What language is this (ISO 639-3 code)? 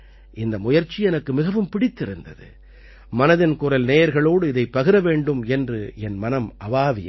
tam